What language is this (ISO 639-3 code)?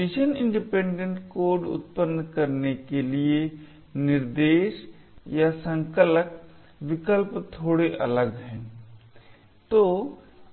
hin